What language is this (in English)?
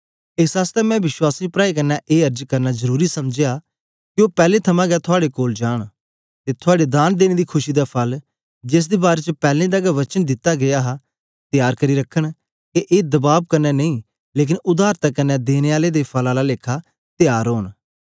Dogri